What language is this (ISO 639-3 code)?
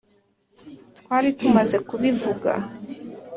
kin